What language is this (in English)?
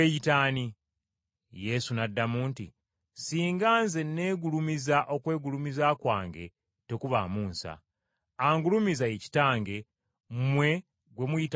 Ganda